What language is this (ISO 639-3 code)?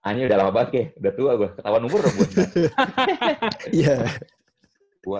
ind